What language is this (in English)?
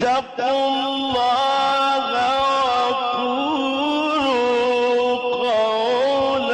Arabic